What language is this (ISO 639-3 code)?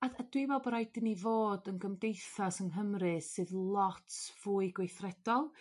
cym